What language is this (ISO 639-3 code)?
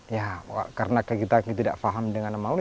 ind